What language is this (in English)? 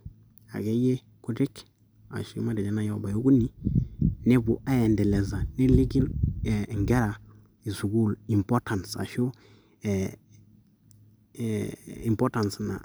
Masai